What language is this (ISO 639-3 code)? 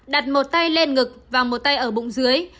vie